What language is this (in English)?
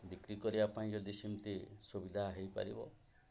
Odia